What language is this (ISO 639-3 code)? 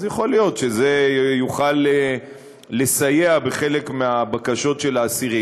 heb